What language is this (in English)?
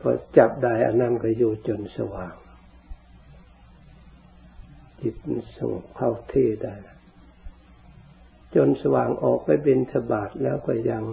Thai